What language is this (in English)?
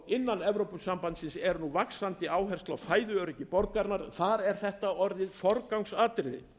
Icelandic